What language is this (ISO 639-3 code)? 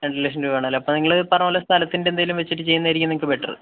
mal